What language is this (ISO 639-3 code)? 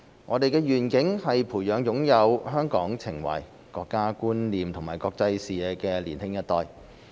yue